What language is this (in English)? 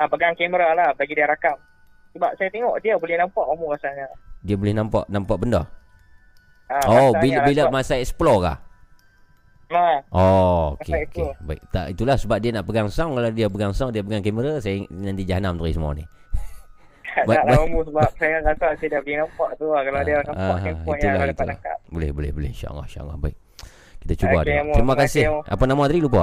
Malay